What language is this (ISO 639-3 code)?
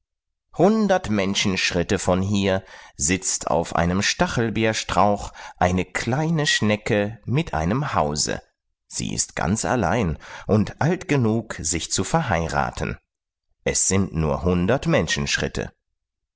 deu